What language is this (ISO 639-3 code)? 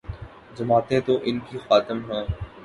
urd